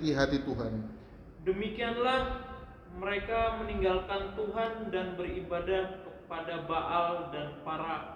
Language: Indonesian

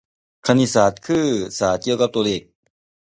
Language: Thai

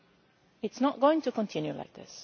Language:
English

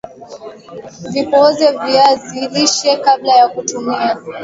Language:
Swahili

